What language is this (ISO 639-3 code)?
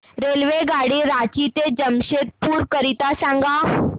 mar